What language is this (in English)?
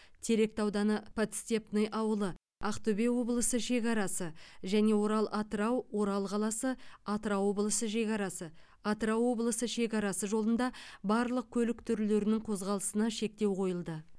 Kazakh